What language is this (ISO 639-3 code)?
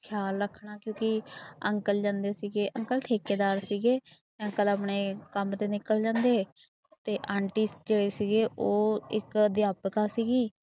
pan